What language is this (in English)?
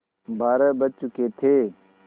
Hindi